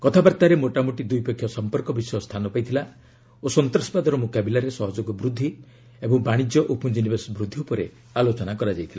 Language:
Odia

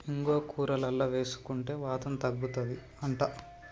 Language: Telugu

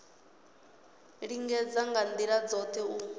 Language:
Venda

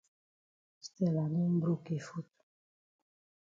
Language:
Cameroon Pidgin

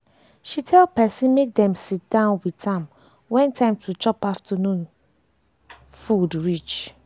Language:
Nigerian Pidgin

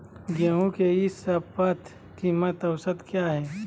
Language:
Magahi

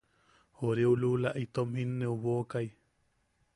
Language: Yaqui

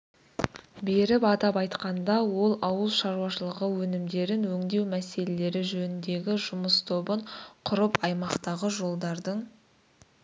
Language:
Kazakh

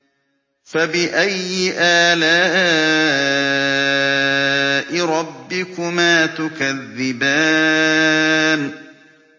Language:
Arabic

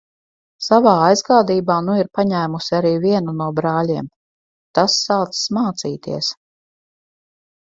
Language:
Latvian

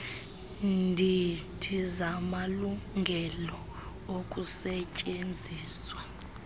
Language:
Xhosa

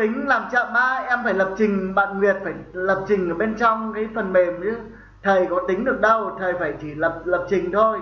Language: Vietnamese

